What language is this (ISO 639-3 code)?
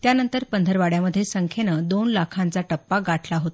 mar